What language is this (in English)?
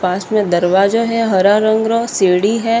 Marwari